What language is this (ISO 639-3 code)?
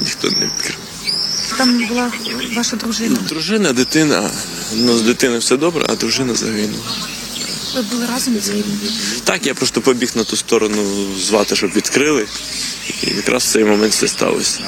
ukr